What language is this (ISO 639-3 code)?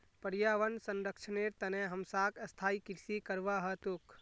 mag